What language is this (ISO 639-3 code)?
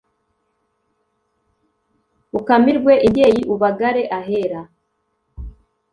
kin